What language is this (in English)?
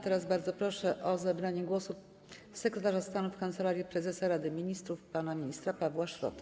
Polish